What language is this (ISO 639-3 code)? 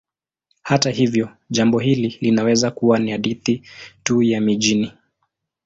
swa